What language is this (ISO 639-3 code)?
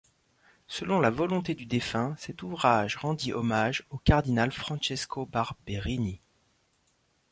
fra